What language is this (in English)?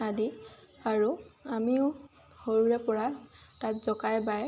Assamese